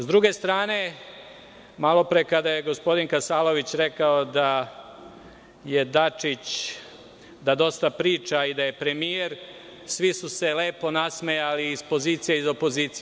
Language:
Serbian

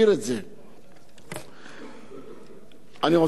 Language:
Hebrew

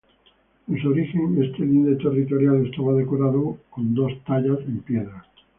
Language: Spanish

